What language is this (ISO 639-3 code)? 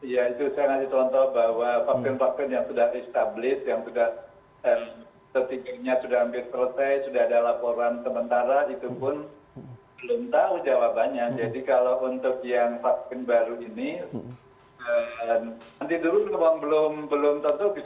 ind